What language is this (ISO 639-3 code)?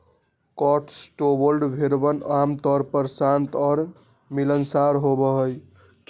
mag